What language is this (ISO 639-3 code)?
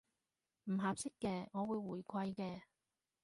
yue